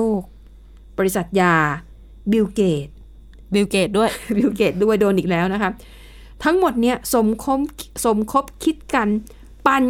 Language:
Thai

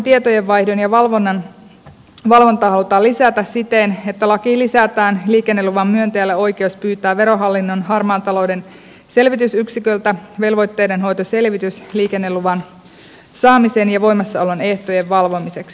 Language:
Finnish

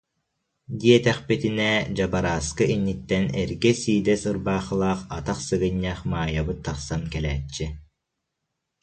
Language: Yakut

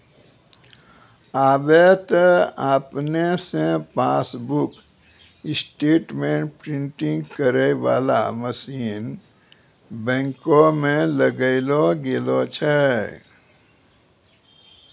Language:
Maithili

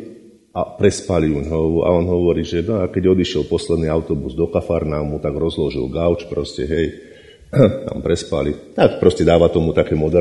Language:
Slovak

